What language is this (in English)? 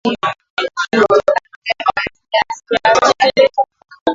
Swahili